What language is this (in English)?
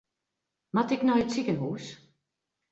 Western Frisian